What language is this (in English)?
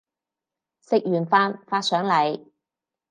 Cantonese